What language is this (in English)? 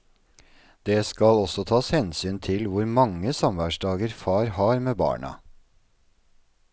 Norwegian